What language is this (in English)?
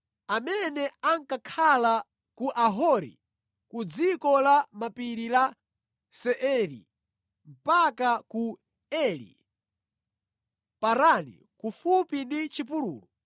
Nyanja